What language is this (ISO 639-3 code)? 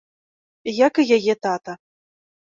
bel